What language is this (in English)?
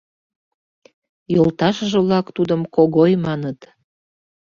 Mari